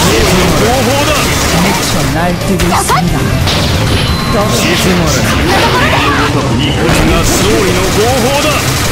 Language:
Japanese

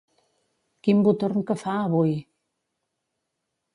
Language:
Catalan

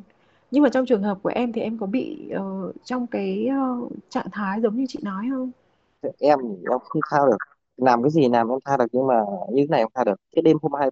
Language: Vietnamese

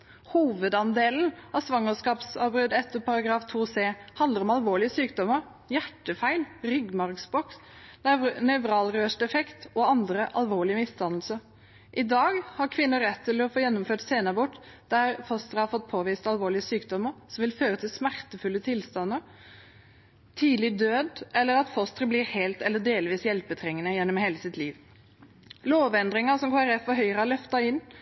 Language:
Norwegian Bokmål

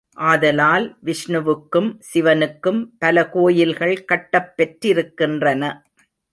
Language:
Tamil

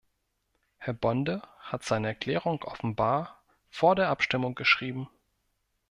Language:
German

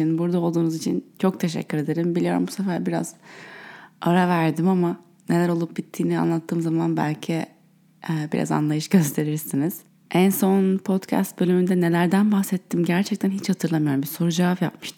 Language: Turkish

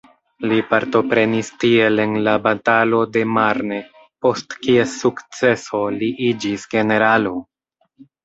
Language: Esperanto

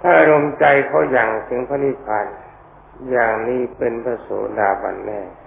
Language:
Thai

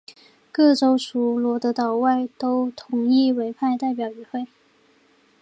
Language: Chinese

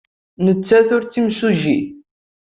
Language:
Kabyle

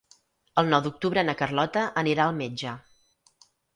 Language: Catalan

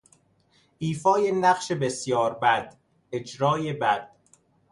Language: Persian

